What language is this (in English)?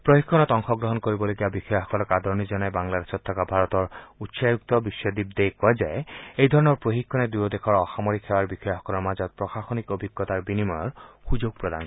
Assamese